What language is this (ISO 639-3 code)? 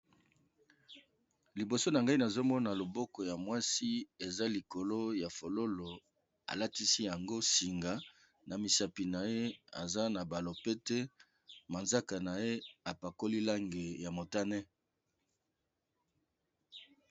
lin